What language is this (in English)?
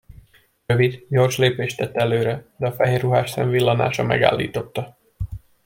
Hungarian